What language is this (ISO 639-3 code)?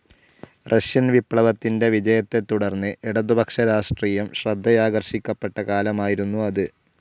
mal